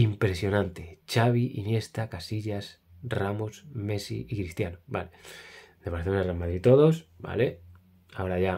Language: Spanish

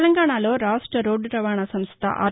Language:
Telugu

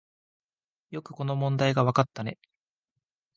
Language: Japanese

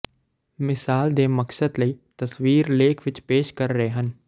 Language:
Punjabi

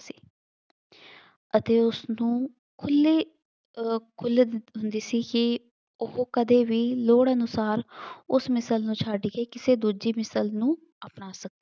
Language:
Punjabi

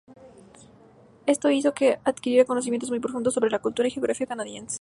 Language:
Spanish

